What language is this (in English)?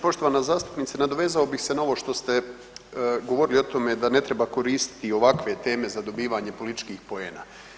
Croatian